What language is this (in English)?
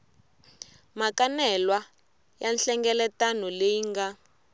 Tsonga